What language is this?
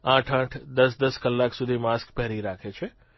Gujarati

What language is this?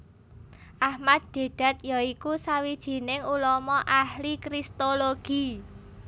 Javanese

